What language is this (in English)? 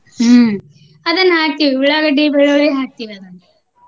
Kannada